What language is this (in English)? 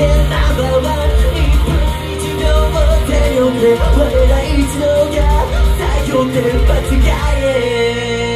Japanese